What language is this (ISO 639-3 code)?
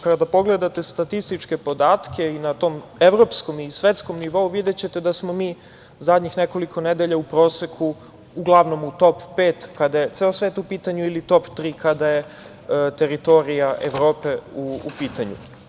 srp